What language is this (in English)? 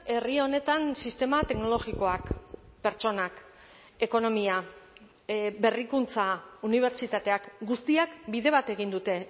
Basque